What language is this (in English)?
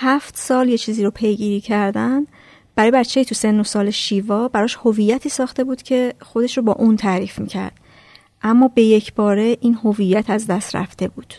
Persian